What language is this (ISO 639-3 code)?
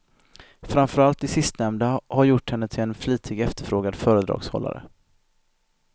swe